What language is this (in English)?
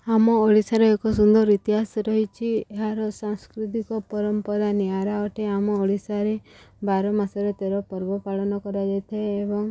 Odia